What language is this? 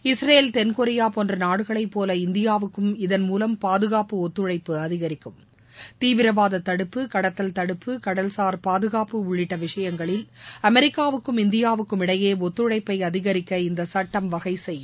Tamil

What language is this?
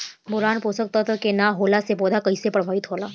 Bhojpuri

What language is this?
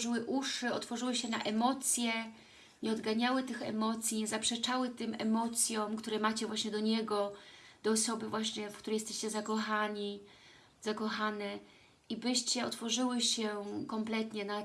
Polish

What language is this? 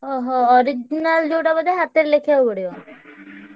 Odia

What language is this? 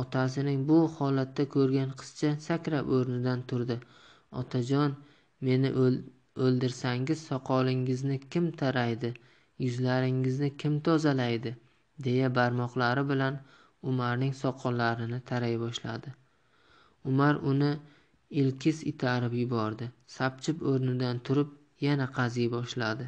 Turkish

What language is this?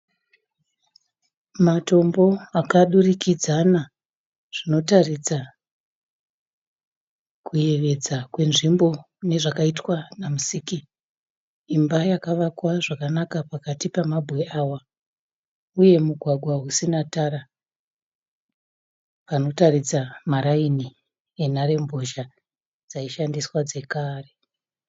Shona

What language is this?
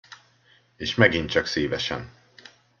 Hungarian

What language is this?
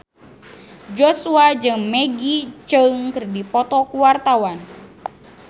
Sundanese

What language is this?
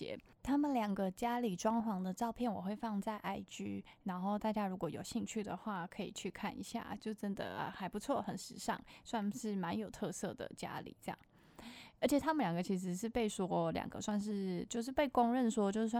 Chinese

